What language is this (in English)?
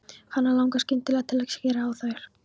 Icelandic